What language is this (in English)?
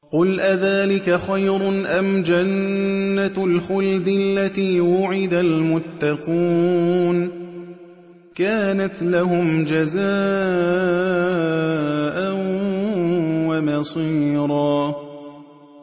Arabic